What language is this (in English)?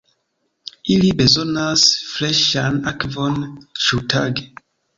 Esperanto